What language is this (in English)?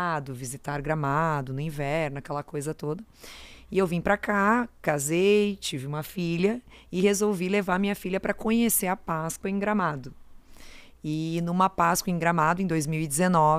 Portuguese